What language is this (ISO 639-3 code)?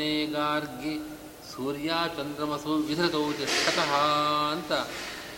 kan